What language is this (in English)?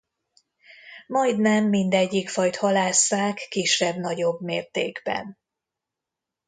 Hungarian